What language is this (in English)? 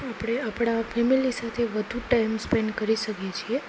Gujarati